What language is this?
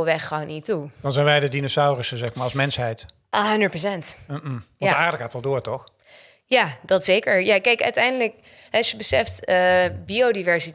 Dutch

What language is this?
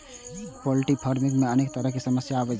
Maithili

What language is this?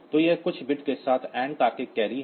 Hindi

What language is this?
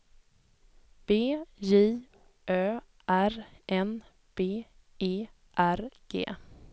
Swedish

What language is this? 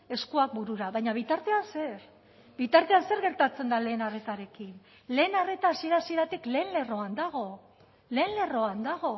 Basque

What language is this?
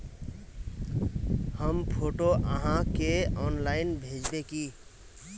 Magahi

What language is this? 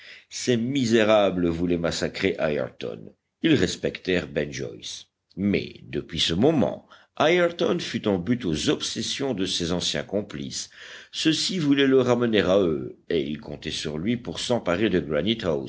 French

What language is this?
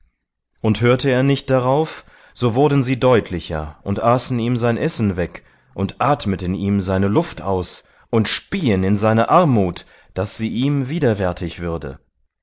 German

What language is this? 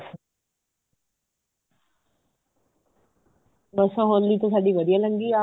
Punjabi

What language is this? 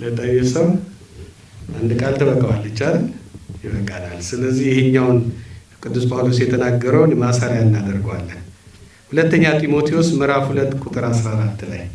Amharic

